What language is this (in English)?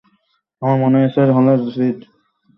Bangla